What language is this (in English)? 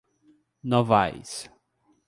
Portuguese